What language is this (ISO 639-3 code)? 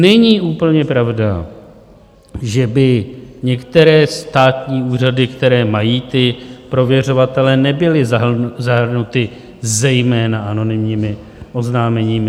ces